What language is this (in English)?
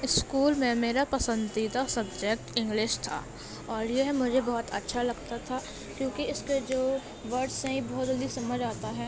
Urdu